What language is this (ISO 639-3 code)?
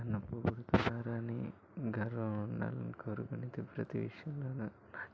tel